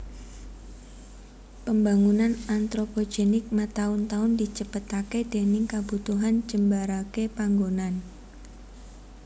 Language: Javanese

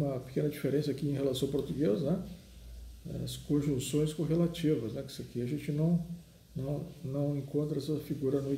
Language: Portuguese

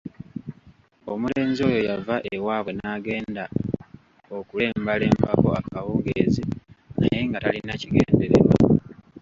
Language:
Ganda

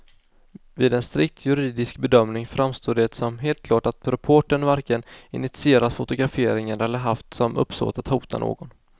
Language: Swedish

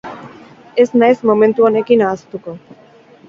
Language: Basque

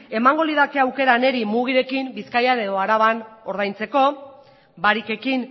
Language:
Basque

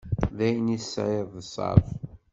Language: Kabyle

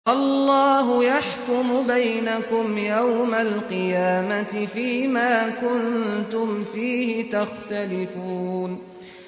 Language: Arabic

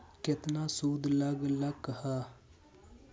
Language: Magahi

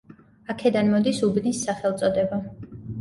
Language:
Georgian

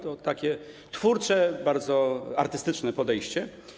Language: Polish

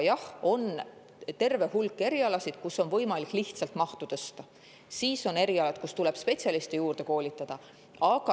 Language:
Estonian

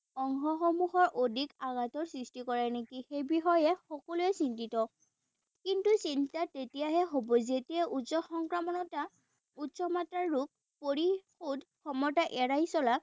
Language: Assamese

